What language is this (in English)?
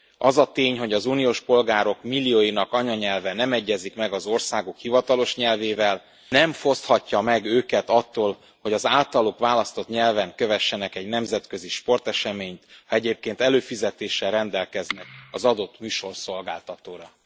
Hungarian